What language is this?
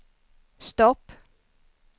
Swedish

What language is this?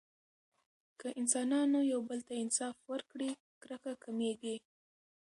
Pashto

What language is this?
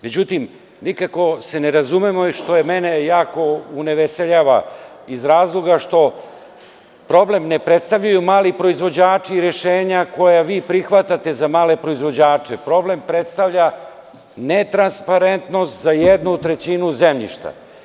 Serbian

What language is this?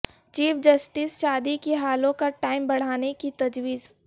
Urdu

